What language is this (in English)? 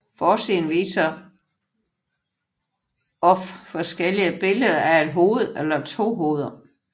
Danish